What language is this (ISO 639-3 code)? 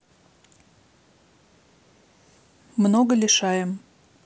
rus